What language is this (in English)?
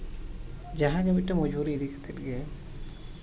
Santali